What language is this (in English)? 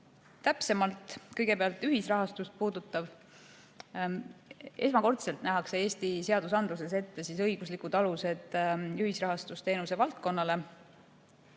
Estonian